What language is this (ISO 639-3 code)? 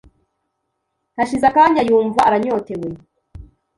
kin